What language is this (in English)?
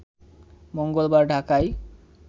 Bangla